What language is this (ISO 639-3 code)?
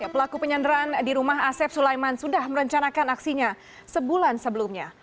ind